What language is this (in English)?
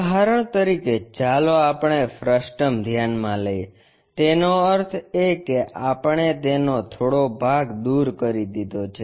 Gujarati